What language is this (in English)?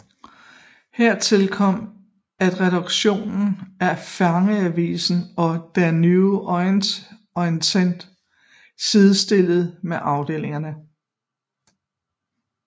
Danish